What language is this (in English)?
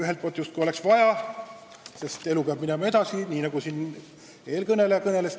Estonian